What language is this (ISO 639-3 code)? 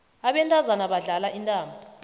nbl